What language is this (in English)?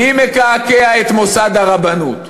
Hebrew